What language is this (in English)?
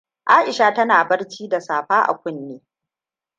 Hausa